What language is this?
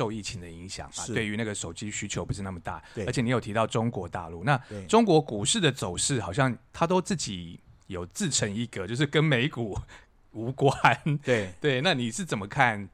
Chinese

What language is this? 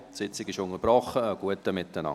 Swiss German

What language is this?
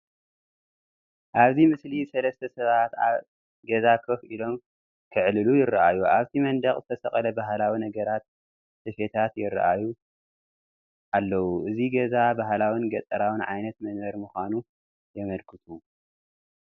Tigrinya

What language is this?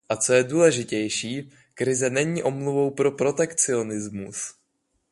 Czech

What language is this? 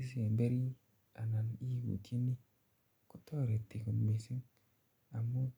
Kalenjin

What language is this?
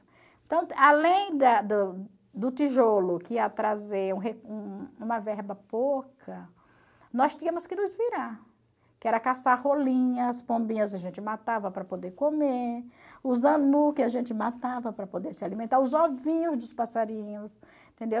Portuguese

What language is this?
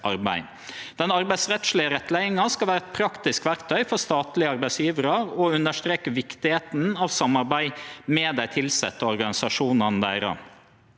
Norwegian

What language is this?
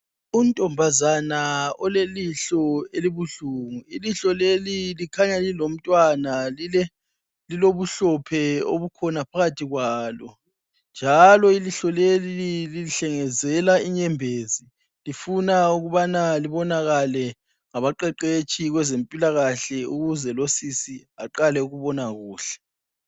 North Ndebele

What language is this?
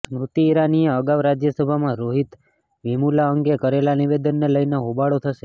Gujarati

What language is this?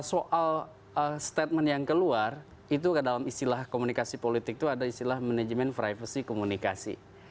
Indonesian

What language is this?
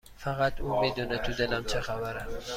Persian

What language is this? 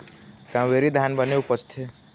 Chhattisgarhi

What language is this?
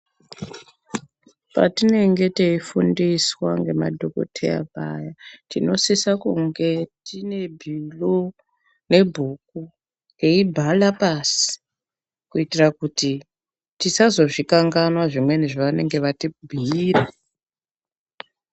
Ndau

